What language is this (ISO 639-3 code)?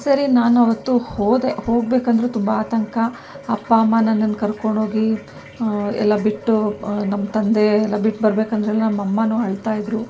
kan